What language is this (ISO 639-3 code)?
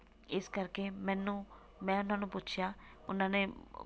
pan